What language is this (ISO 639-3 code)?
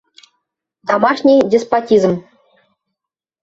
bak